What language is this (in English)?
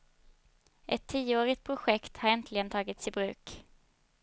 Swedish